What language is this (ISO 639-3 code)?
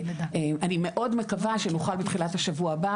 heb